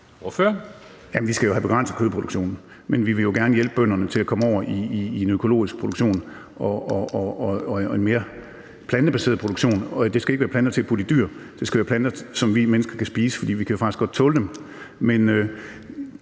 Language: Danish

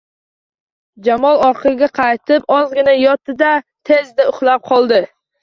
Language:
Uzbek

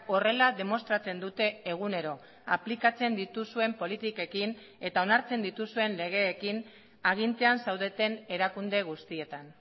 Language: Basque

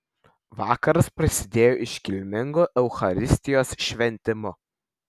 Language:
Lithuanian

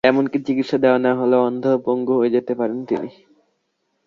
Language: Bangla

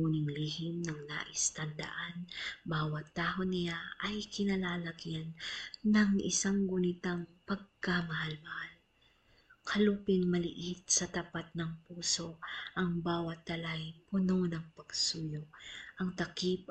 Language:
Filipino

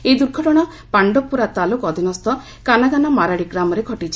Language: Odia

